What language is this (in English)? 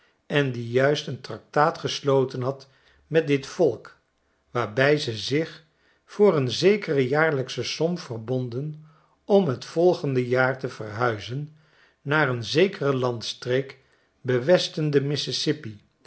Dutch